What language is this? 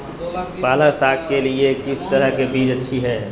Magahi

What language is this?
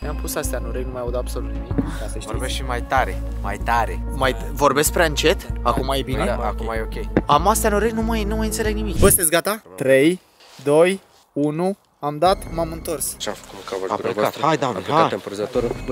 Romanian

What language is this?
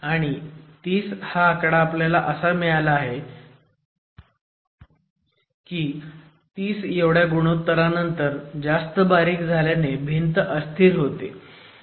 Marathi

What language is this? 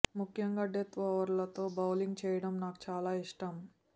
Telugu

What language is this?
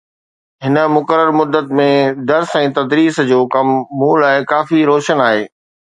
Sindhi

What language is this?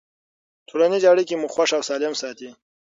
Pashto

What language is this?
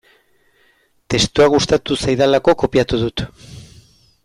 Basque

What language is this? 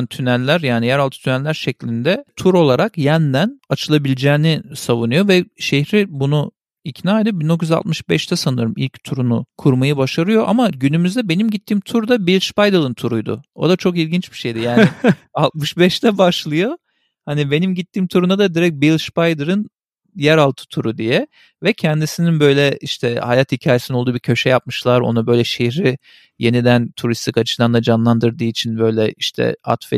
Turkish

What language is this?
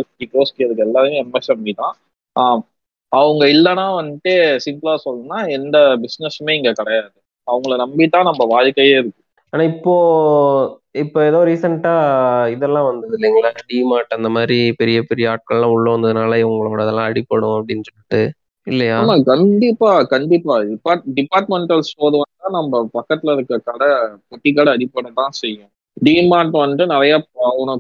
Tamil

